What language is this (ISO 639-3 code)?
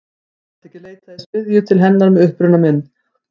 isl